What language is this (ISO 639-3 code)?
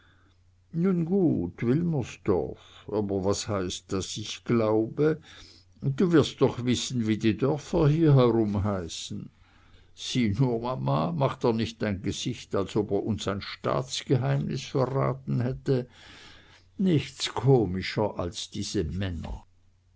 deu